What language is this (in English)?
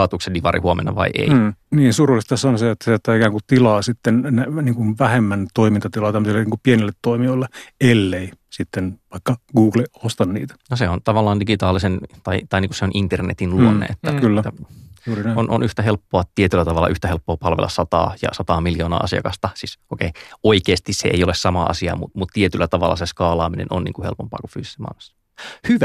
Finnish